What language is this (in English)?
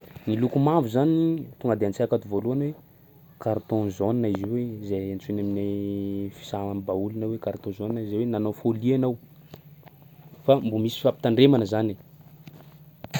Sakalava Malagasy